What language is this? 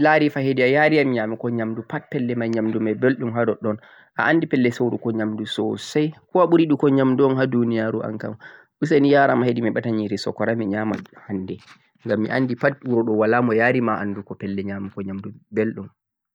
Central-Eastern Niger Fulfulde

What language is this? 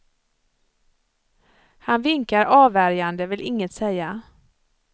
Swedish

